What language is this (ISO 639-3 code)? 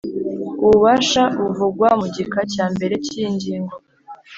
kin